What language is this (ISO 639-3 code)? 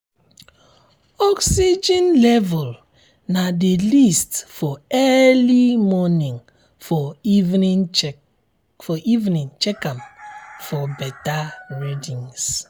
pcm